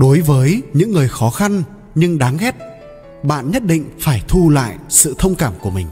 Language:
Vietnamese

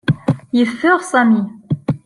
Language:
Kabyle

